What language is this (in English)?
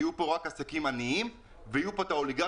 Hebrew